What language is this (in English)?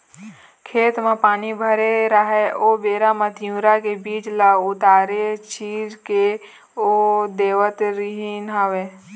Chhattisgarhi